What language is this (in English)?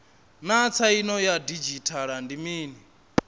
Venda